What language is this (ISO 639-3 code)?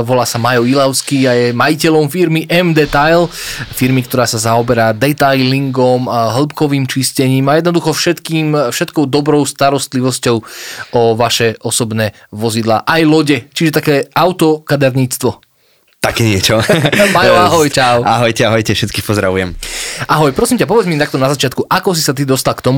slk